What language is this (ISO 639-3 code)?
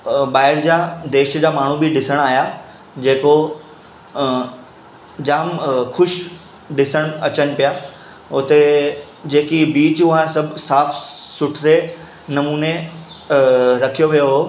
snd